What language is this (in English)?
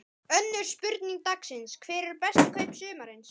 Icelandic